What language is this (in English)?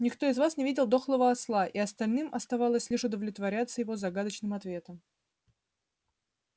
Russian